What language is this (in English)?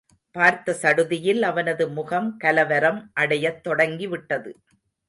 Tamil